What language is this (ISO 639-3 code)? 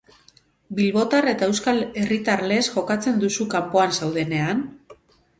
eus